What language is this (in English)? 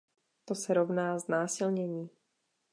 Czech